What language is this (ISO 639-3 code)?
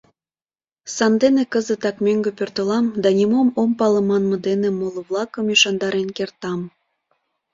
chm